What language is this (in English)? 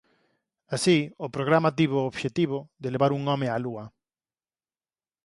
Galician